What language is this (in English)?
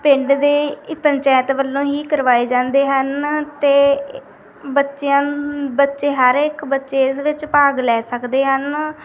Punjabi